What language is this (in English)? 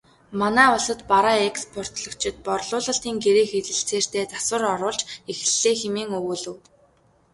Mongolian